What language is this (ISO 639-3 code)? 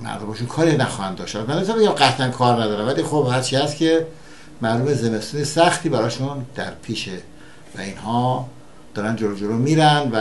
fas